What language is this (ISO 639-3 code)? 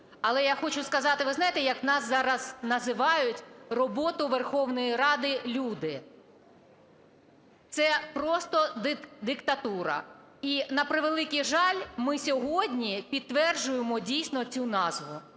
ukr